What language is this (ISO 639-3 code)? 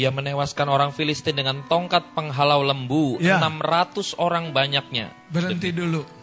ind